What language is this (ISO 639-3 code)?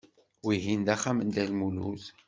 kab